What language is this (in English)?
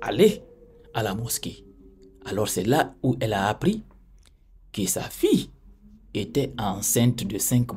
French